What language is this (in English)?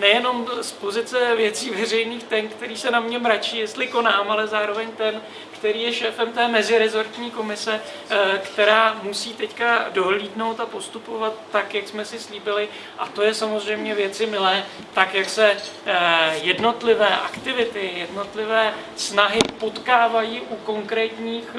Czech